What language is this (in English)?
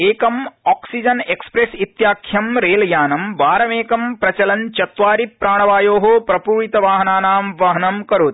Sanskrit